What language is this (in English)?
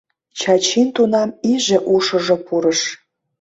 Mari